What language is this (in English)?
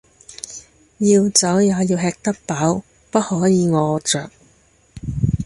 Cantonese